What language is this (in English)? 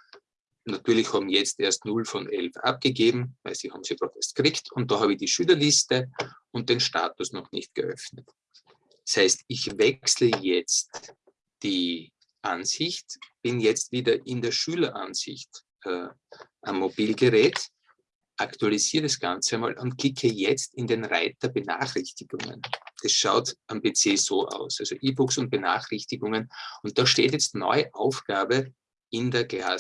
German